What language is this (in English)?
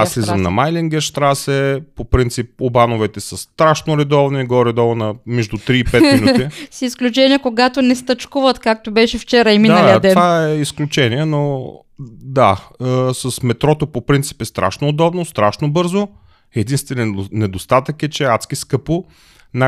Bulgarian